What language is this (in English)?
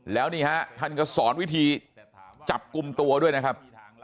Thai